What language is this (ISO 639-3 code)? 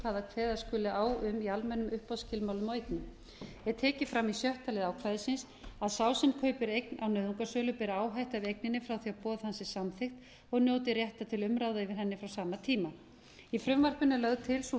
isl